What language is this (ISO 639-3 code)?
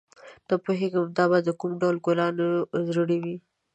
pus